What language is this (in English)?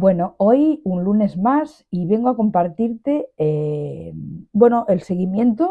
Spanish